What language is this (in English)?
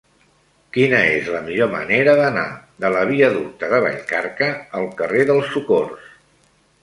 Catalan